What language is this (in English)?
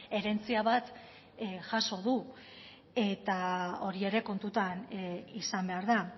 Basque